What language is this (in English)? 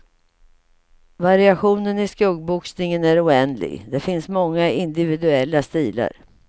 Swedish